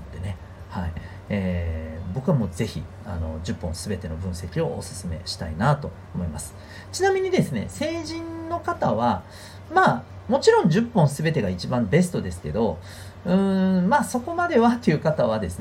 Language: Japanese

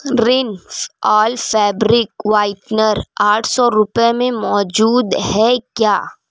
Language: Urdu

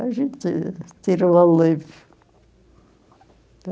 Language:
Portuguese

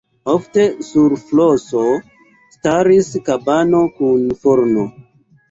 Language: Esperanto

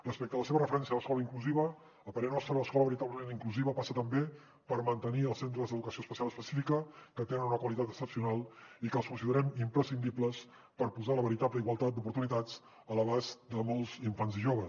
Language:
Catalan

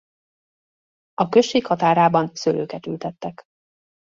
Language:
Hungarian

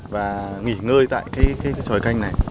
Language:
Vietnamese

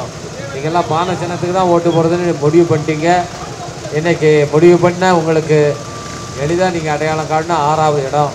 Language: Tamil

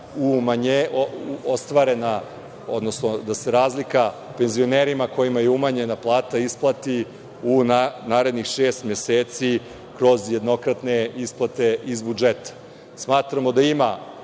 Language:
Serbian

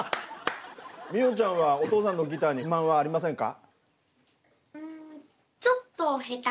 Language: Japanese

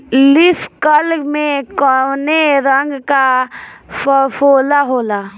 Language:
Bhojpuri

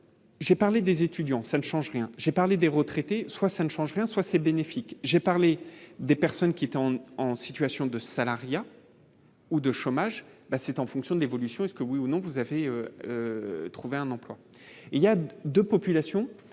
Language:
French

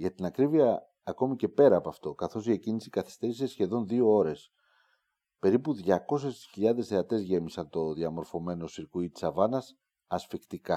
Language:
Greek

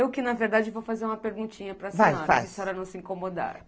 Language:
Portuguese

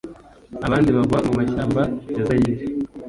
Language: Kinyarwanda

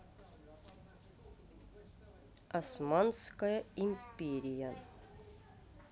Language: Russian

